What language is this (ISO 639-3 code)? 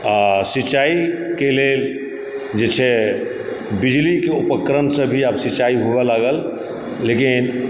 mai